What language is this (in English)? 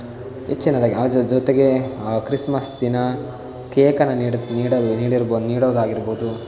Kannada